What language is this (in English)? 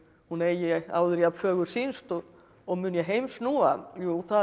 Icelandic